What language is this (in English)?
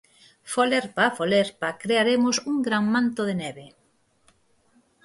Galician